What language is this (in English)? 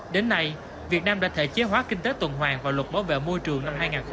Vietnamese